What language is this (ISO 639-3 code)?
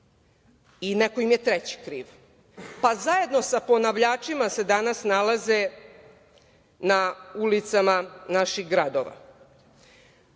srp